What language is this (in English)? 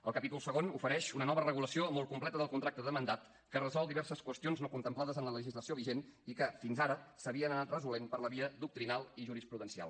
Catalan